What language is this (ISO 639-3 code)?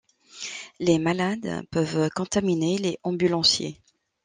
fra